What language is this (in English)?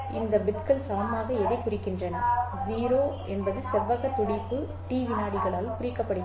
Tamil